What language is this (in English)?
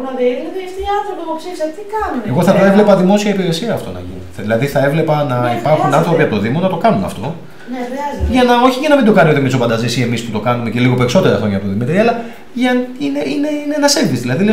Greek